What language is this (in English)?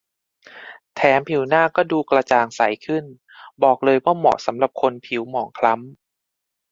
Thai